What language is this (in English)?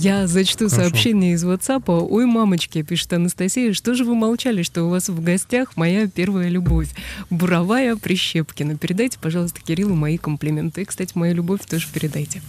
Russian